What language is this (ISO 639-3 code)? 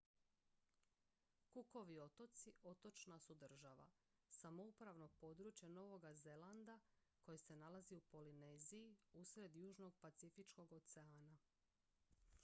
hrv